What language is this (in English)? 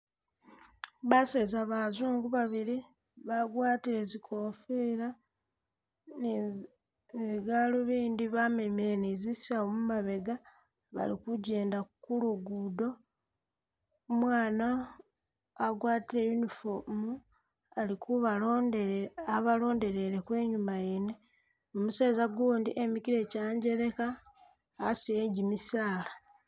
Masaaba